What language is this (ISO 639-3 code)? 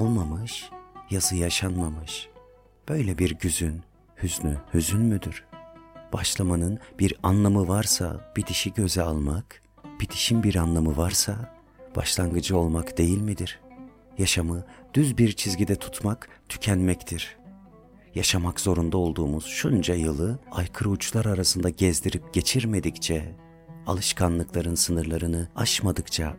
tur